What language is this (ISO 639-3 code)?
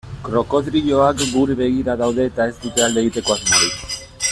eus